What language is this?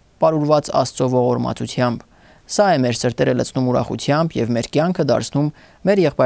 Romanian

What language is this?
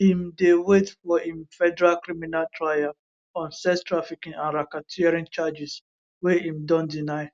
Nigerian Pidgin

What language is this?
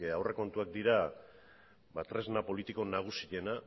Basque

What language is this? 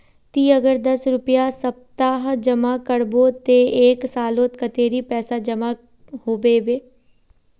Magahi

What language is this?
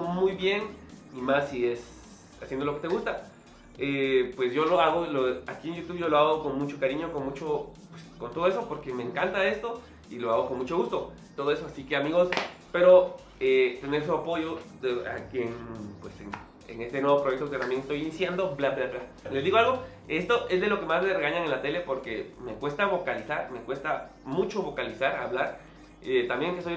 Spanish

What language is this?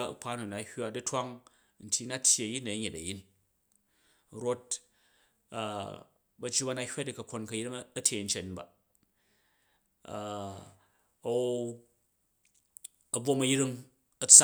Jju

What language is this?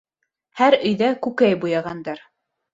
Bashkir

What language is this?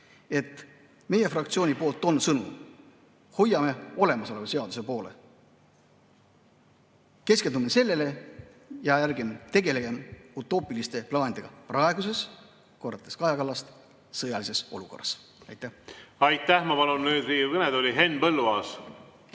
Estonian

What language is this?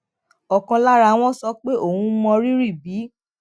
Yoruba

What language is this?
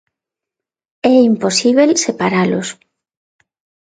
Galician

